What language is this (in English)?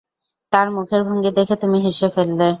Bangla